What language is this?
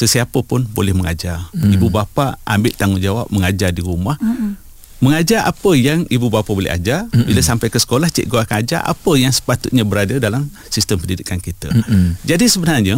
Malay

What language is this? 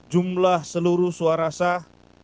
Indonesian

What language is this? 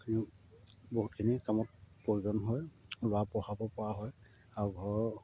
Assamese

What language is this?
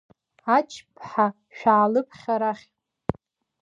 Abkhazian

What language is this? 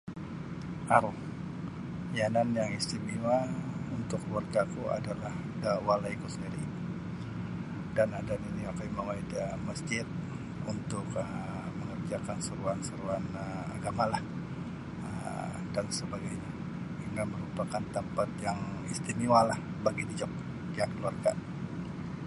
Sabah Bisaya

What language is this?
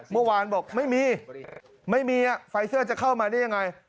Thai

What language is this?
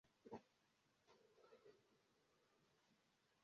Esperanto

